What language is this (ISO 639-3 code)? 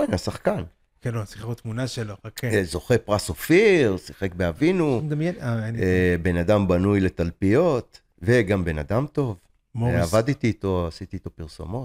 heb